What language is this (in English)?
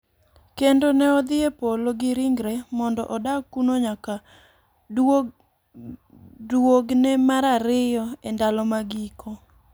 Luo (Kenya and Tanzania)